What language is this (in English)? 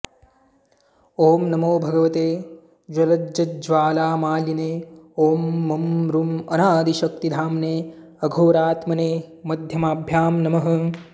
Sanskrit